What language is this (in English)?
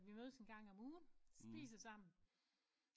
Danish